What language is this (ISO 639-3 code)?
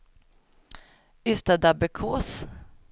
swe